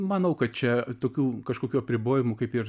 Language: Lithuanian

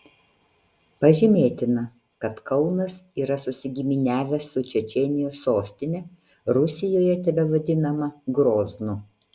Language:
Lithuanian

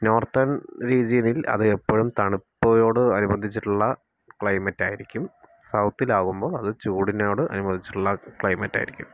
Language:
Malayalam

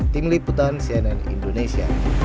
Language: Indonesian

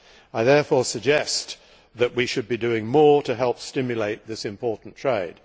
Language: English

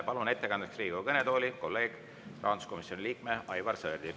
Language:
Estonian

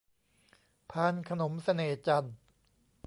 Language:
Thai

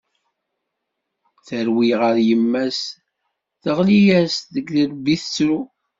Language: Kabyle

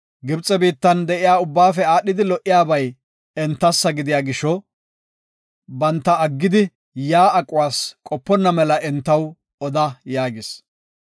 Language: Gofa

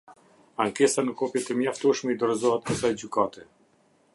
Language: Albanian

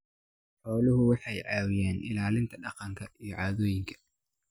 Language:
Somali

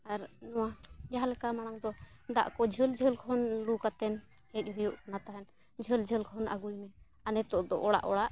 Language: Santali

